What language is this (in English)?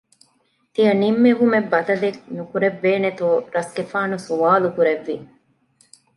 Divehi